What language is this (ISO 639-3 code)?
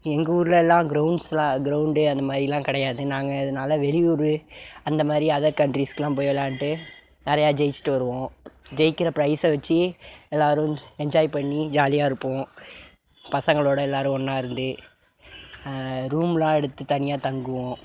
tam